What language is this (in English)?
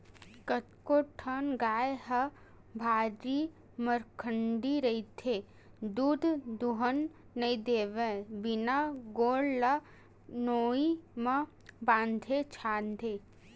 Chhattisgarhi